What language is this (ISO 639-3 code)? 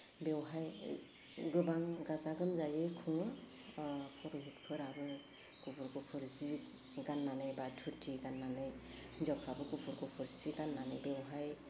brx